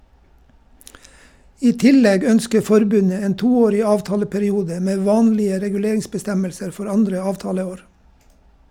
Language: Norwegian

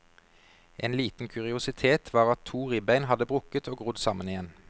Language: Norwegian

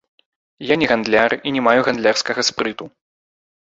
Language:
Belarusian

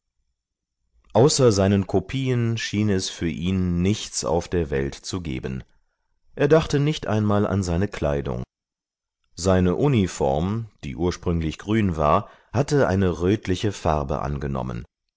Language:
German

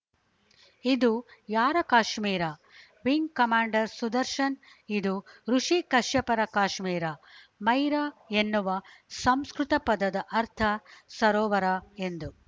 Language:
Kannada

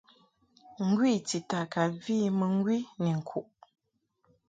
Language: Mungaka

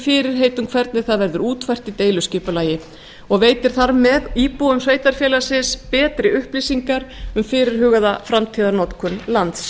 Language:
Icelandic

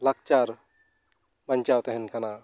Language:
Santali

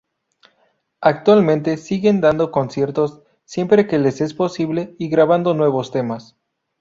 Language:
Spanish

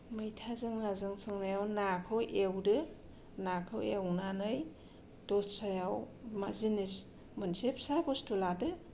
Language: Bodo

